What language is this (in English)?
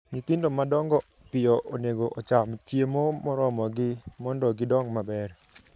Luo (Kenya and Tanzania)